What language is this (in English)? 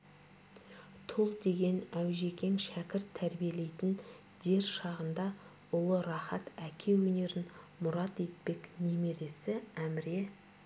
Kazakh